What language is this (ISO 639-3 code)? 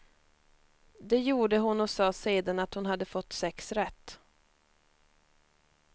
swe